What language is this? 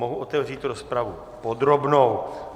Czech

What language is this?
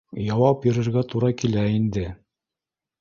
Bashkir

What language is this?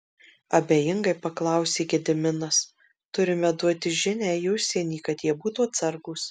Lithuanian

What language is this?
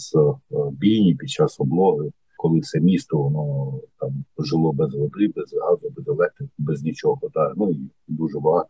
Ukrainian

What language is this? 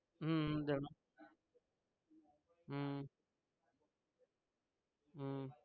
Gujarati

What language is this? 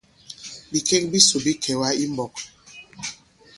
Bankon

